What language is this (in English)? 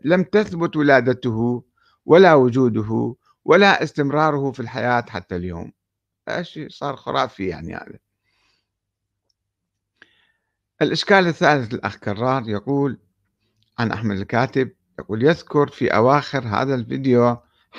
Arabic